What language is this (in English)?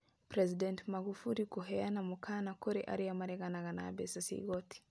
Kikuyu